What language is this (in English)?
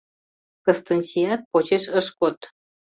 Mari